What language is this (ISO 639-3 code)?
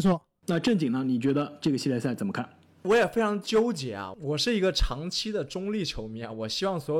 zho